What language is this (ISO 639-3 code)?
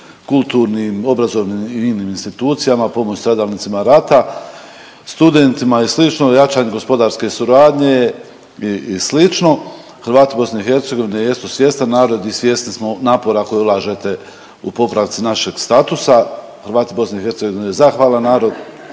hrv